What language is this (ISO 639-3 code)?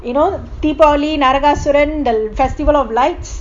eng